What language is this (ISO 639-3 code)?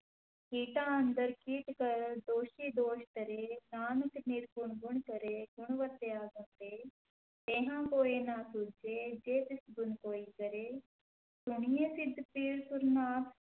pan